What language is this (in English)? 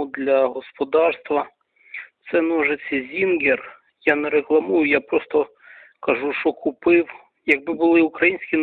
Ukrainian